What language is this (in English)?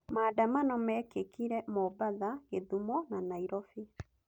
Kikuyu